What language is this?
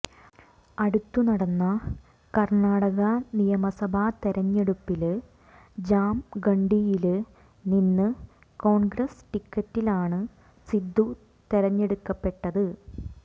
Malayalam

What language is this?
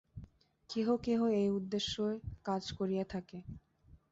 Bangla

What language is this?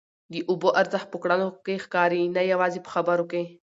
Pashto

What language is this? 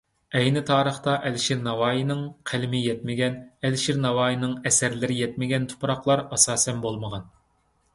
Uyghur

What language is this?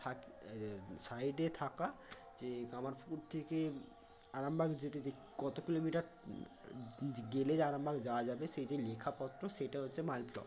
Bangla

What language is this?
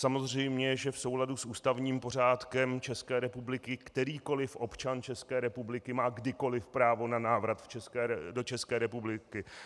Czech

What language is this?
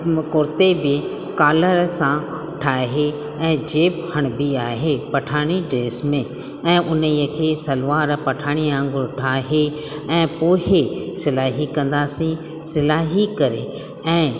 Sindhi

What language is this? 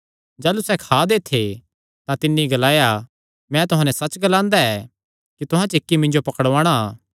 Kangri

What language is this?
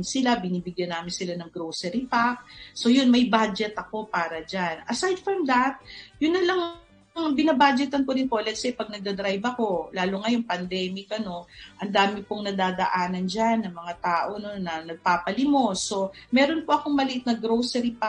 Filipino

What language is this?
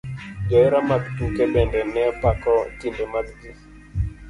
Luo (Kenya and Tanzania)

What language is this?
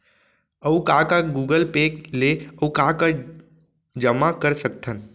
Chhattisgarhi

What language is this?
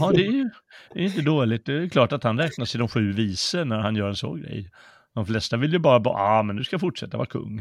Swedish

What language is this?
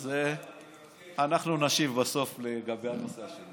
Hebrew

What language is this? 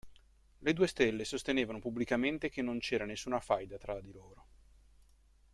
Italian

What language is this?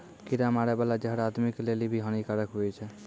Maithili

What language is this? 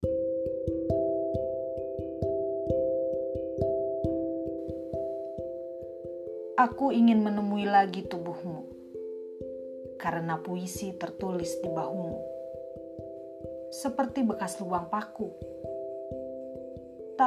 Indonesian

